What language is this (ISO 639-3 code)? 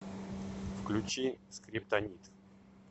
rus